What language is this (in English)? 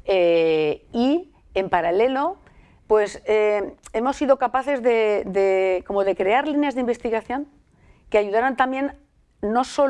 Spanish